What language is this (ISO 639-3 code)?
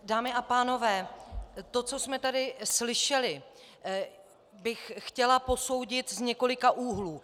ces